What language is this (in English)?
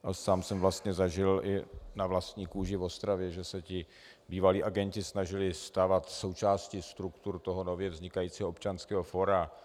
Czech